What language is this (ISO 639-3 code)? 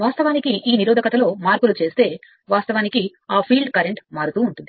tel